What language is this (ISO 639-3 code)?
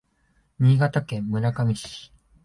jpn